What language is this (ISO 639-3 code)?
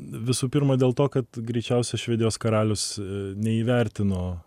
lit